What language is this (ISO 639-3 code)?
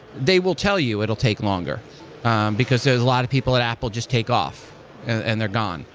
eng